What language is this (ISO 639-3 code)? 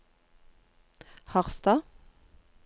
nor